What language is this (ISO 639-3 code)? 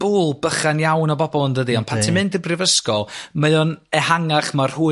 cym